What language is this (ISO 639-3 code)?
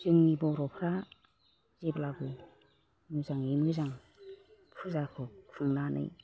brx